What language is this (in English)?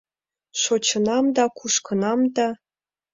Mari